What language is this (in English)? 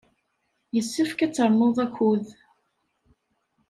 Kabyle